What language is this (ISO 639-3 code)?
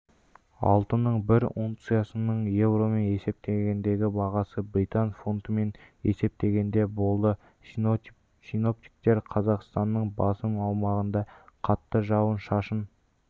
kaz